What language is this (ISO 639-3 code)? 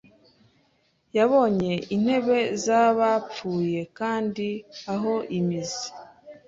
kin